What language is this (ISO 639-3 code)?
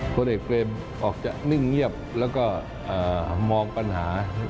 tha